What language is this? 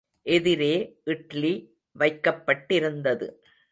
Tamil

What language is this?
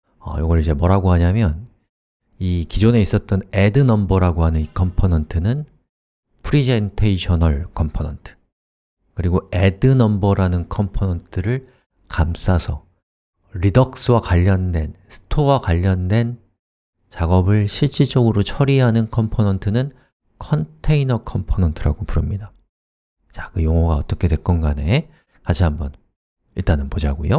Korean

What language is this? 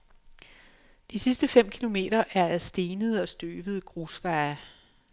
Danish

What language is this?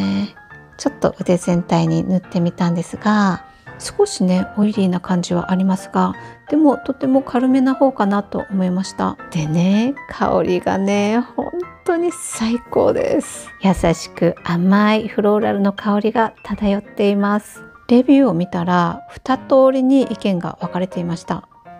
Japanese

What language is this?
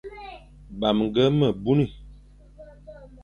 Fang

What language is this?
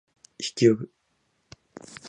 Japanese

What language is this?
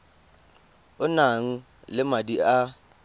Tswana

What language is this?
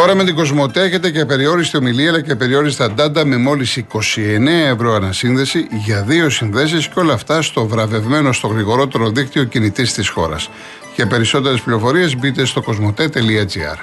Greek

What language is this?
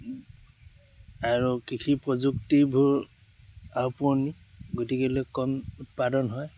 Assamese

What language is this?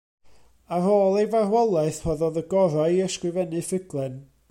Welsh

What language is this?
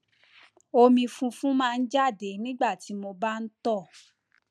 Yoruba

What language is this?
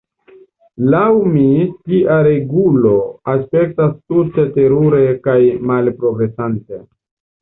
Esperanto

